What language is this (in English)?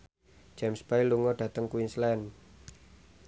Javanese